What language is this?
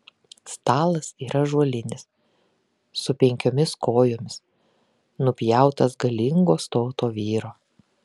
Lithuanian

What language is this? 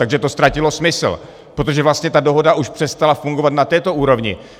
Czech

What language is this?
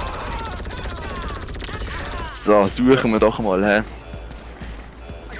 German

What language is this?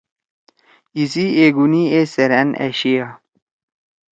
Torwali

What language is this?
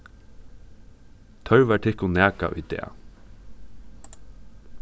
Faroese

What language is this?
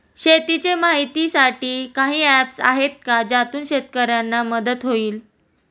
Marathi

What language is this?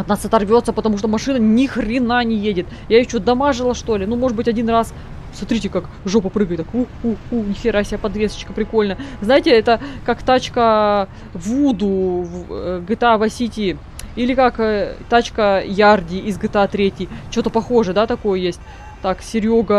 Russian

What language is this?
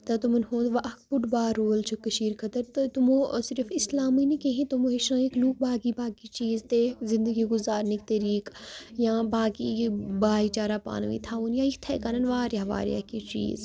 Kashmiri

